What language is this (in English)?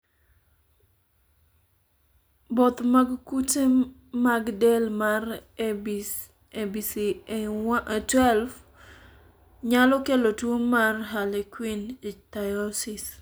Luo (Kenya and Tanzania)